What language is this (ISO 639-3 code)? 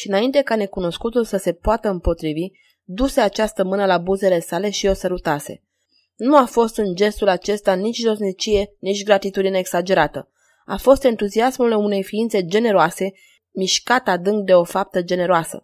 ron